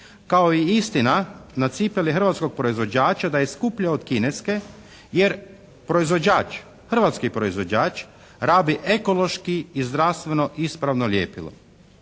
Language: Croatian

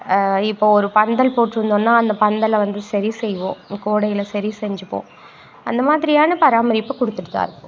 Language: Tamil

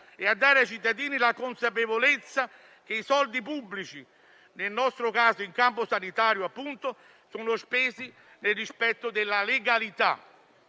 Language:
Italian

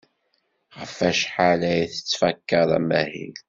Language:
Kabyle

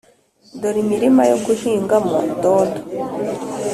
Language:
Kinyarwanda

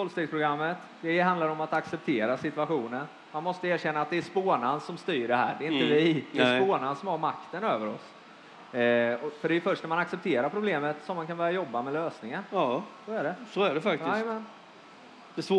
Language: Swedish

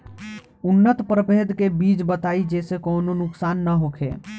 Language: Bhojpuri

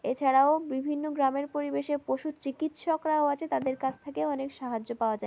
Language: Bangla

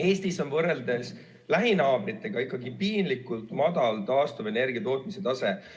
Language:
Estonian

